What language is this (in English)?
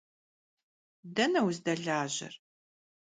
Kabardian